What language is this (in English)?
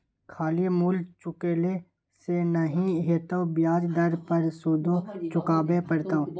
Maithili